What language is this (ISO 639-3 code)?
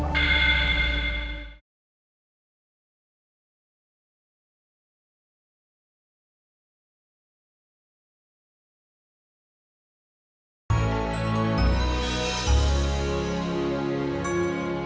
ind